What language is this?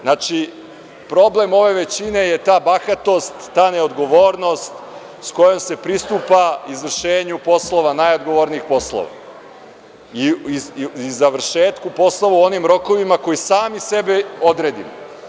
Serbian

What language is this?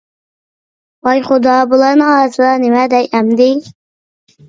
Uyghur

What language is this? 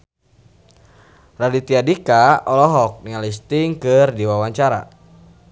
Sundanese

